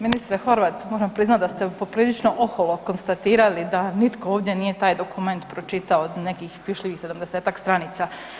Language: Croatian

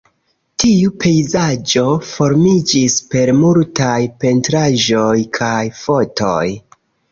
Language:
Esperanto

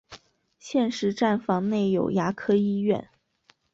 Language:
Chinese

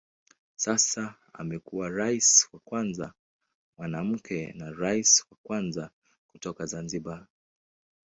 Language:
Swahili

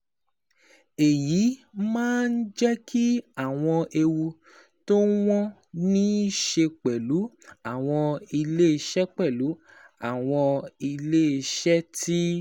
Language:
Yoruba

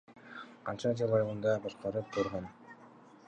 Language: Kyrgyz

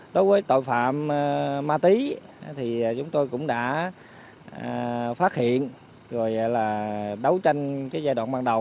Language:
Vietnamese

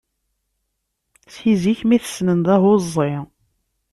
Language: Kabyle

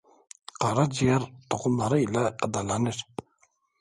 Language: Azerbaijani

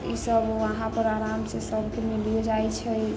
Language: Maithili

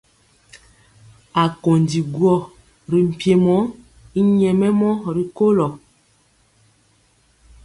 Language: Mpiemo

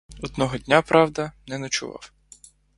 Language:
Ukrainian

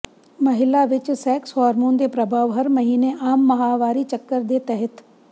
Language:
Punjabi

